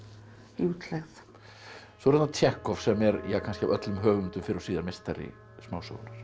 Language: Icelandic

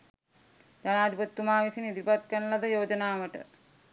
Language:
Sinhala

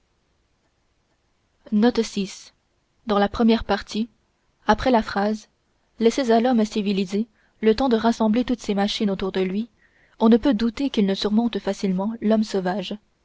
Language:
French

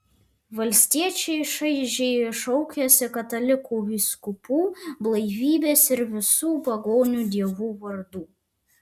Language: Lithuanian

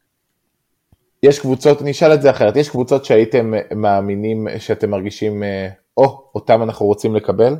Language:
Hebrew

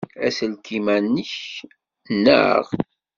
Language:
Kabyle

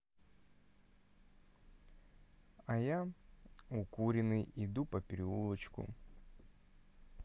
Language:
Russian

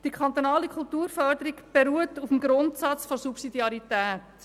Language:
Swiss German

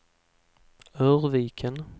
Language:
Swedish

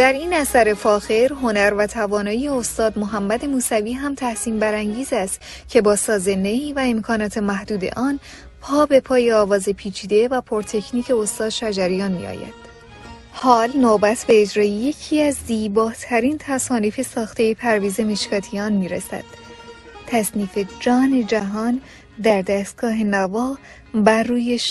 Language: Persian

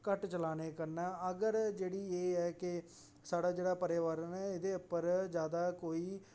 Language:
Dogri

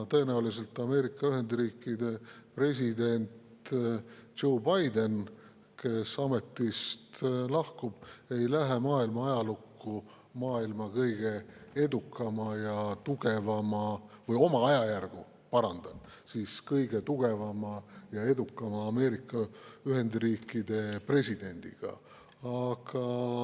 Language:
Estonian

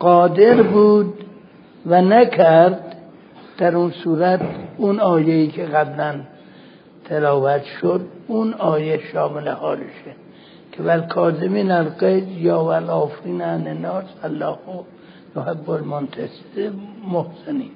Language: Persian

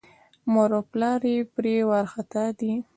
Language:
Pashto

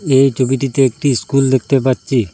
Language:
Bangla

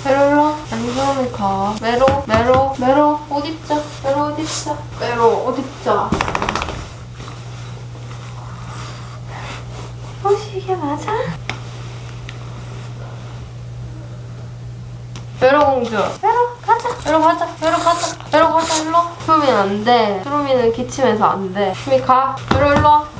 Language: Korean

